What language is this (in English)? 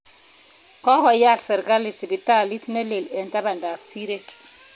Kalenjin